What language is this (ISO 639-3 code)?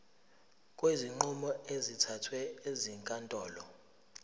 zul